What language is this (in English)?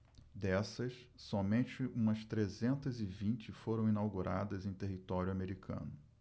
Portuguese